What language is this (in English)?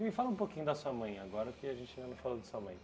Portuguese